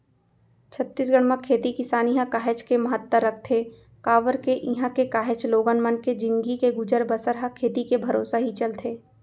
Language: Chhattisgarhi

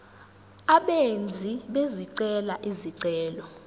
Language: Zulu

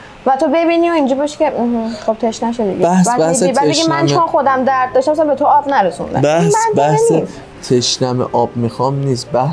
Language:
Persian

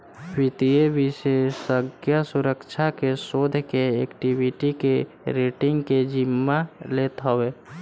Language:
Bhojpuri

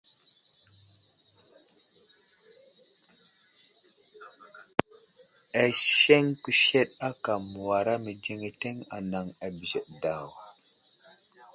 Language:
Wuzlam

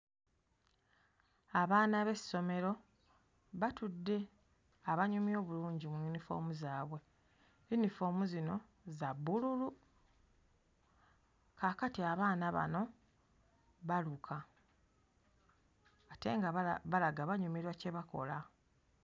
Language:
Ganda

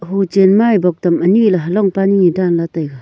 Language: Wancho Naga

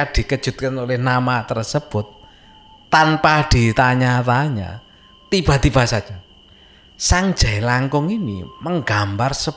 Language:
Indonesian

